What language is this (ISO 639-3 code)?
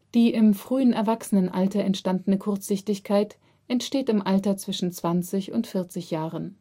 deu